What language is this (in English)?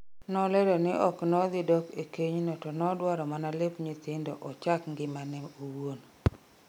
Luo (Kenya and Tanzania)